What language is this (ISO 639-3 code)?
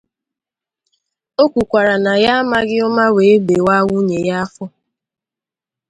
ibo